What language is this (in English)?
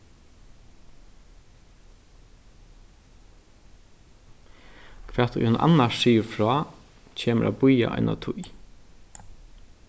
Faroese